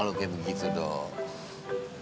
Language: Indonesian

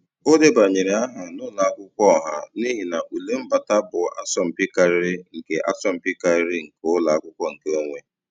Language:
Igbo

